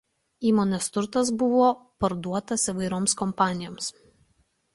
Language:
Lithuanian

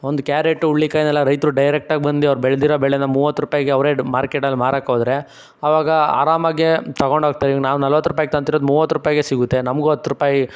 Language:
Kannada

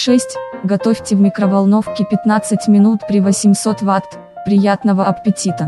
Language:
Russian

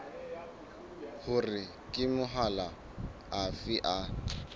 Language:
Southern Sotho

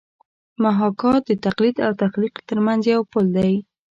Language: Pashto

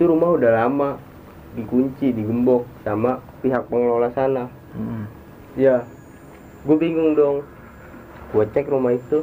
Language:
Indonesian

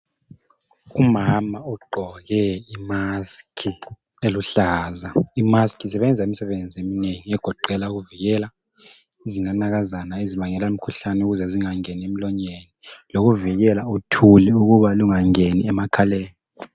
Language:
North Ndebele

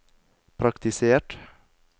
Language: Norwegian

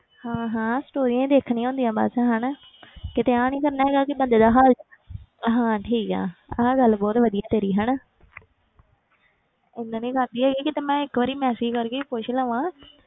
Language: Punjabi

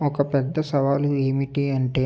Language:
Telugu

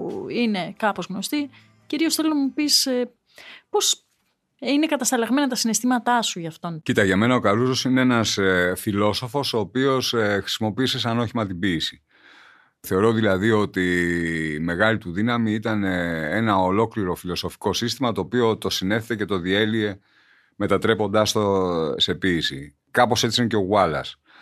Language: Greek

